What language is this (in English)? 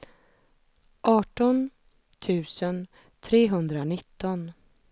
Swedish